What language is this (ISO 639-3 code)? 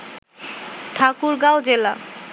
ben